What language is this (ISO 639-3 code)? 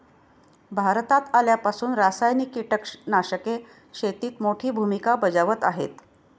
mar